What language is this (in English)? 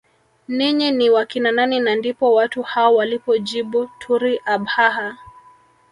Swahili